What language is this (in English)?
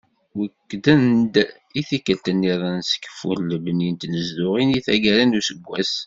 Kabyle